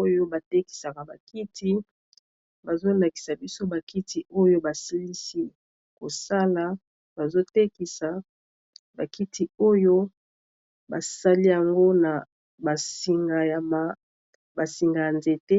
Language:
Lingala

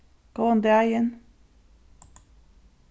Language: Faroese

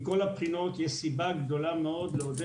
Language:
Hebrew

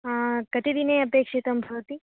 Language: Sanskrit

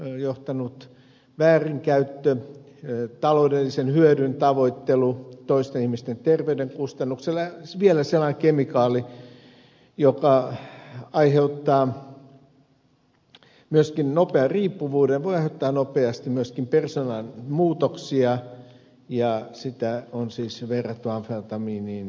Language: Finnish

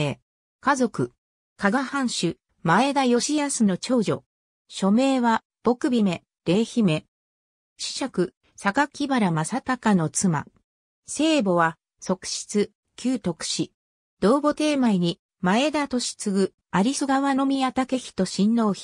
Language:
Japanese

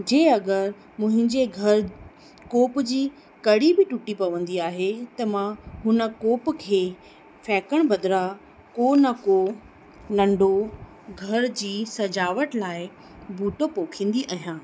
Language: Sindhi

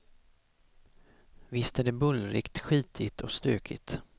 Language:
Swedish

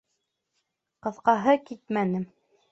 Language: Bashkir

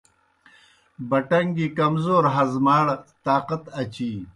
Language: Kohistani Shina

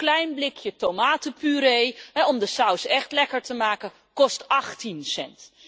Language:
Dutch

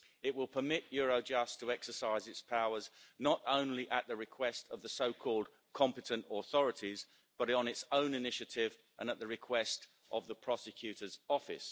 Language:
English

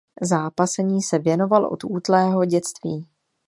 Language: Czech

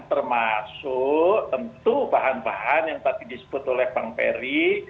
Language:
Indonesian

